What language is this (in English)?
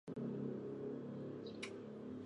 Indonesian